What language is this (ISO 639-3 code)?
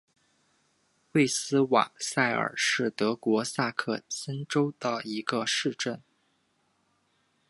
zho